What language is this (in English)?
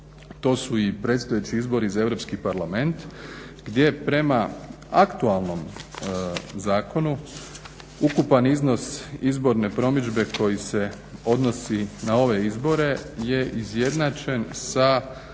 Croatian